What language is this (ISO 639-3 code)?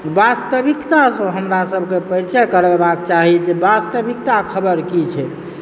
mai